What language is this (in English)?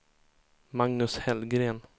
Swedish